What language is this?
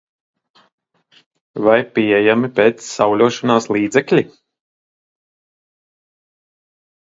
Latvian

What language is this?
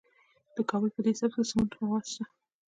Pashto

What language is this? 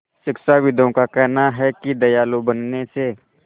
Hindi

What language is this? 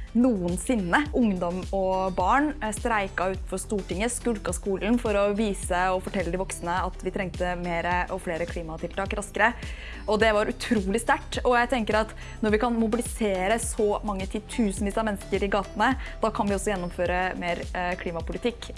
Norwegian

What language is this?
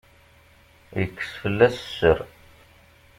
Kabyle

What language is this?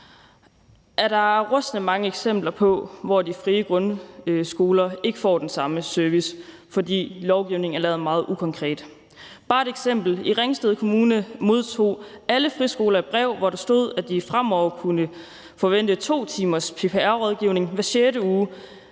Danish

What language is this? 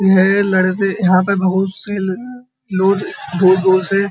Hindi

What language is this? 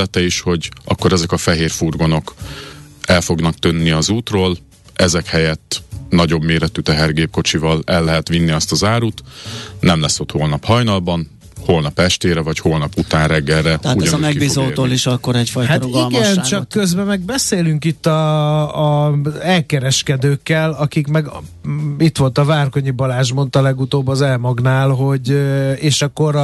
Hungarian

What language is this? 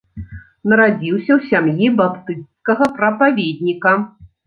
Belarusian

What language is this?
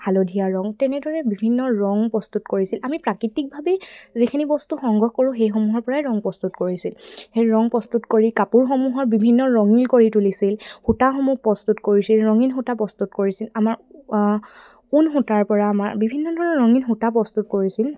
Assamese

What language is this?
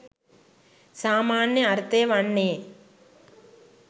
Sinhala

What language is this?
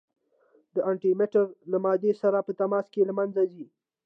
Pashto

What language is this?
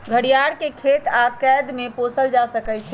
Magahi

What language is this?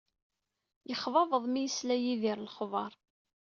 Kabyle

